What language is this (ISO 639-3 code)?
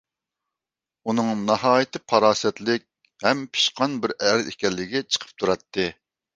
uig